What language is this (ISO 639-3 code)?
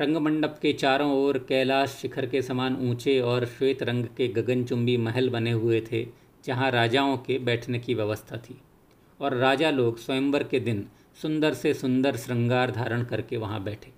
hin